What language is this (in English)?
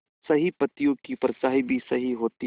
Hindi